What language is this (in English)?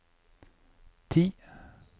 Norwegian